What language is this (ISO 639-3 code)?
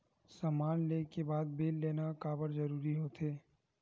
hne